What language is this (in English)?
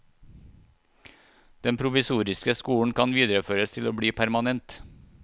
Norwegian